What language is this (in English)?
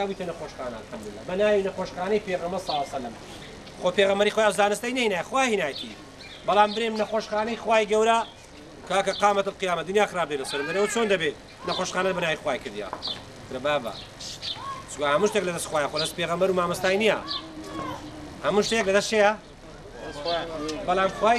Arabic